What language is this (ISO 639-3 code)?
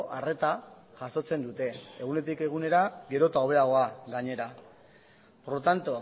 eus